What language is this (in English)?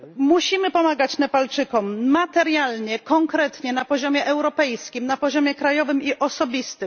Polish